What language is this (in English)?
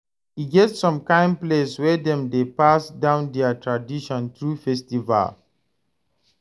Nigerian Pidgin